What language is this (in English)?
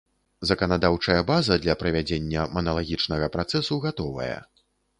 Belarusian